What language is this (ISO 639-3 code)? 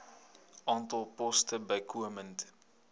afr